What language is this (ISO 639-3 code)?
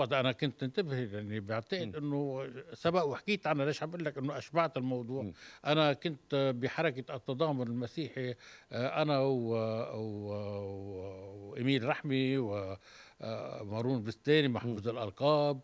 ara